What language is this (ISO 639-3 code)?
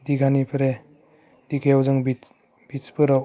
brx